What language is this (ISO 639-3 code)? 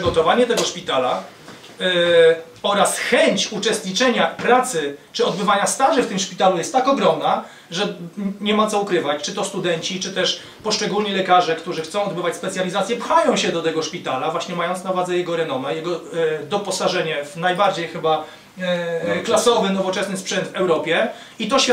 pol